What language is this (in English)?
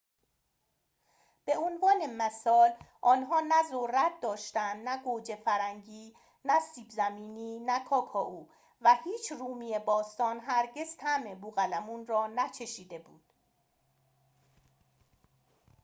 Persian